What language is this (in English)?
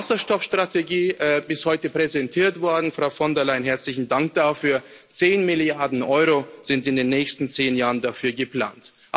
German